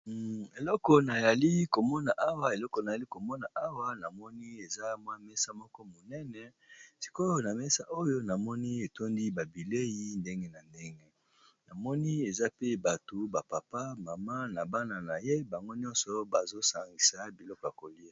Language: Lingala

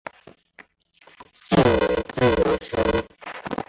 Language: Chinese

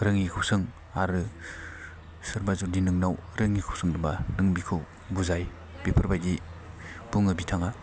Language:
Bodo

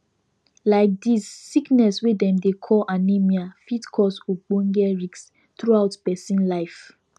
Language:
Nigerian Pidgin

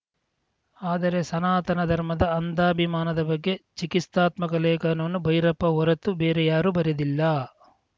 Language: Kannada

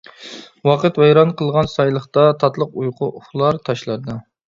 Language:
Uyghur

